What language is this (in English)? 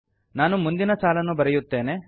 Kannada